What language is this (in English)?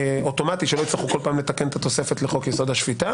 Hebrew